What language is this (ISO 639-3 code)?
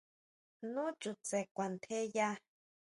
mau